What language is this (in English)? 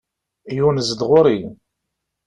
Kabyle